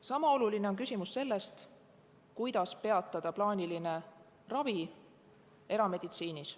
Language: Estonian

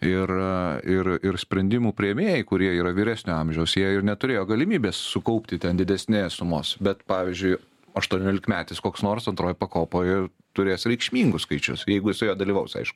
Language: Lithuanian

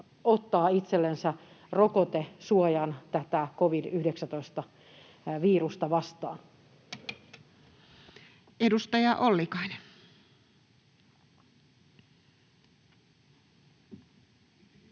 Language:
Finnish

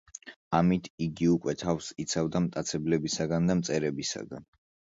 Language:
Georgian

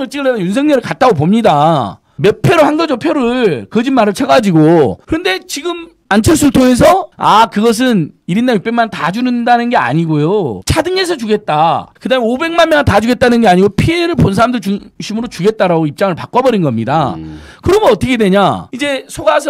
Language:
Korean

